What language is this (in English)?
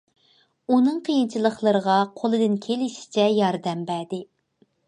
Uyghur